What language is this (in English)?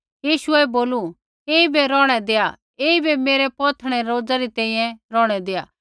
Kullu Pahari